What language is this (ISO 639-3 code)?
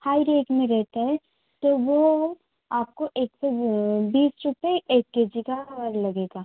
hin